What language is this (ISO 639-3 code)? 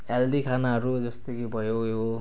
nep